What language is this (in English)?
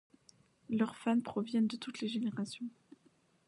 French